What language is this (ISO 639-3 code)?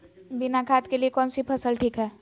mag